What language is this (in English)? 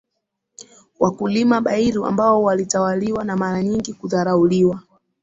Swahili